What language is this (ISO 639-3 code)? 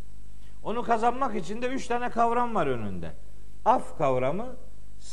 tur